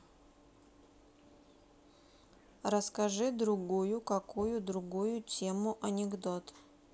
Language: Russian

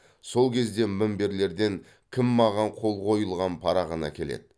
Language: Kazakh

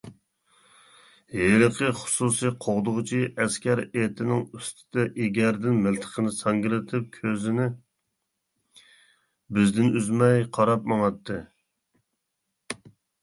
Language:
Uyghur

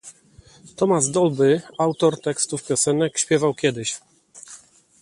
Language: Polish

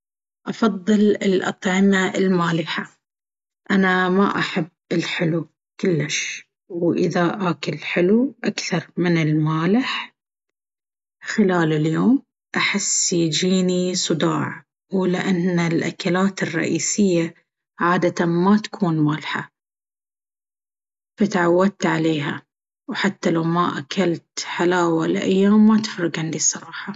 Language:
Baharna Arabic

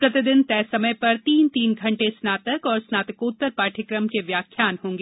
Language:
Hindi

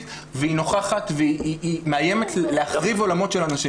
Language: Hebrew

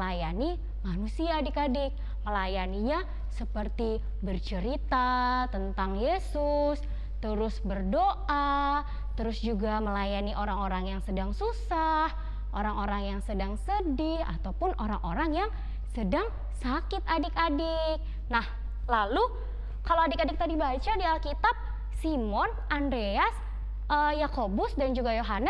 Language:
Indonesian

